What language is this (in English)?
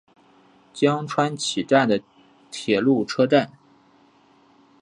Chinese